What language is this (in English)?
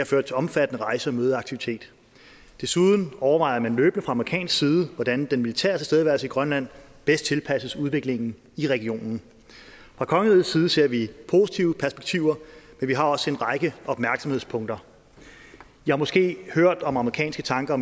Danish